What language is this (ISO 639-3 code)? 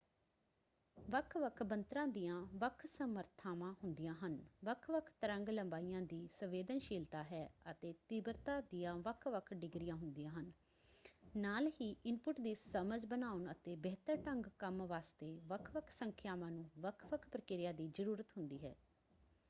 pan